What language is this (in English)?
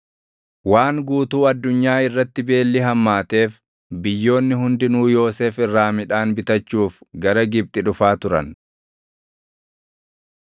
Oromo